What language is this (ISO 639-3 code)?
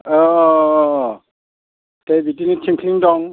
brx